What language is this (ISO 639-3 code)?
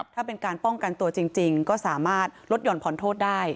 tha